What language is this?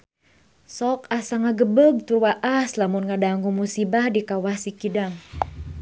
Sundanese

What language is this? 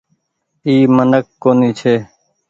Goaria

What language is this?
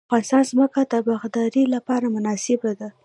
Pashto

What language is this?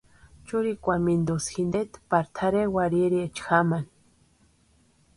Western Highland Purepecha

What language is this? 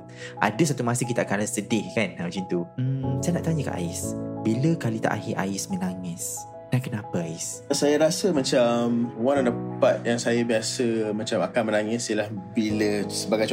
Malay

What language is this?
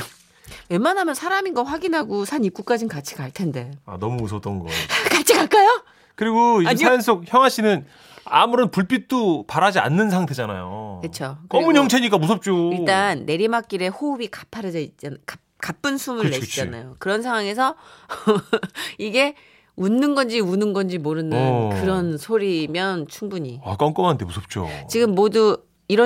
Korean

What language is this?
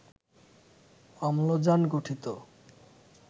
Bangla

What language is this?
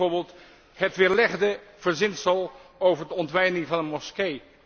Dutch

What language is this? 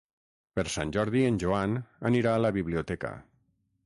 Catalan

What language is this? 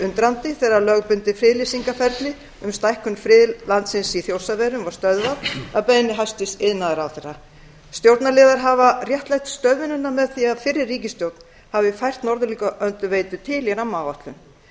Icelandic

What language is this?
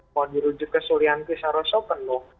Indonesian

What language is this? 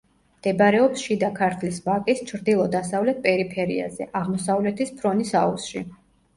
Georgian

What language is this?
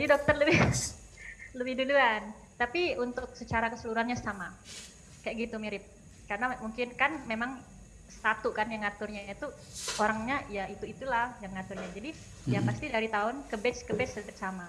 Indonesian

